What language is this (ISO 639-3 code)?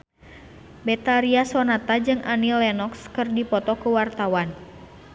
sun